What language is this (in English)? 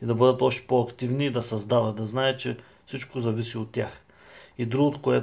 Bulgarian